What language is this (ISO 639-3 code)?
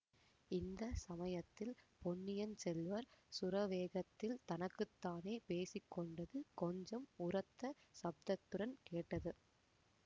tam